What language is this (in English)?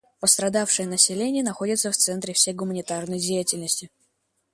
Russian